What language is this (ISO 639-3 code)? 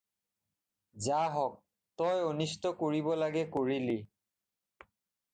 asm